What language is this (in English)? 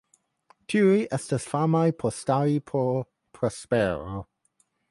Esperanto